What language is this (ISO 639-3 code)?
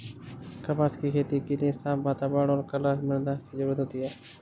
hin